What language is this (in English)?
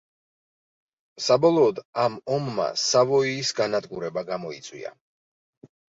Georgian